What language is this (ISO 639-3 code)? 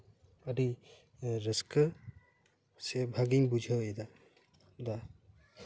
sat